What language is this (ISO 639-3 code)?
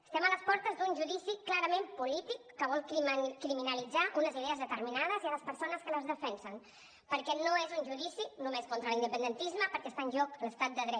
cat